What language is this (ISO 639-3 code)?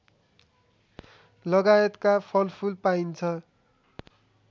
nep